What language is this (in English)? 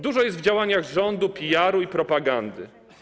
Polish